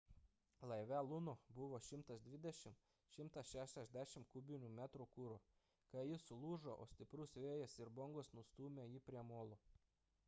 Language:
Lithuanian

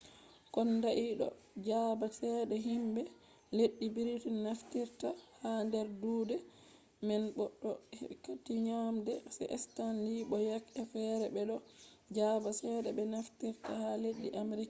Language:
Fula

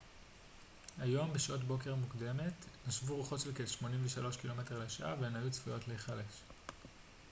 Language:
Hebrew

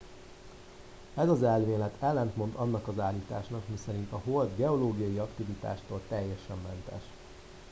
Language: Hungarian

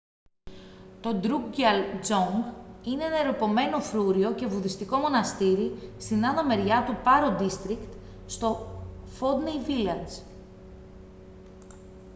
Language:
Greek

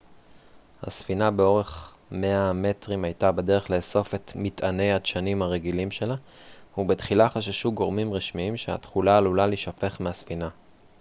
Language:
Hebrew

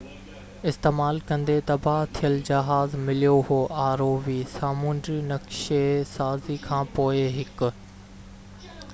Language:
Sindhi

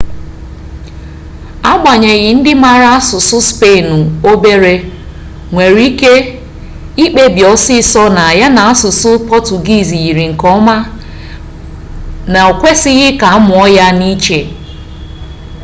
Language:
Igbo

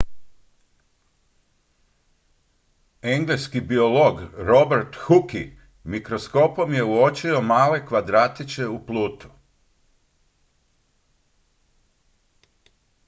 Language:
Croatian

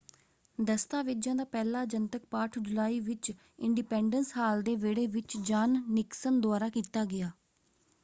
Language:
Punjabi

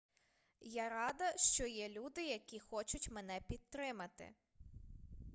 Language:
Ukrainian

